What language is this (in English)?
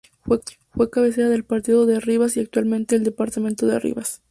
Spanish